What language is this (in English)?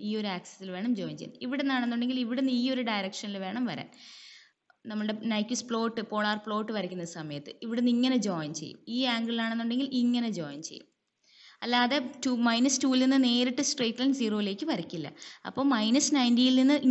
Malayalam